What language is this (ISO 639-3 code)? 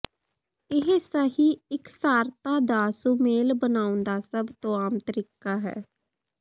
pan